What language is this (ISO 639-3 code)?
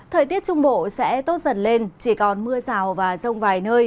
vie